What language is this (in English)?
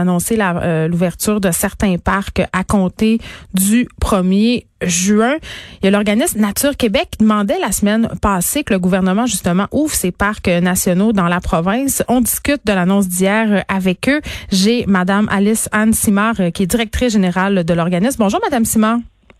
French